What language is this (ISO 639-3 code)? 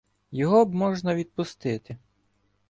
ukr